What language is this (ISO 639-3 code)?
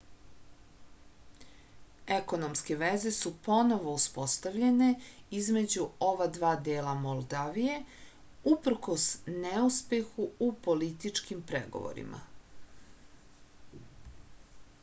srp